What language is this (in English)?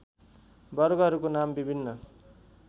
Nepali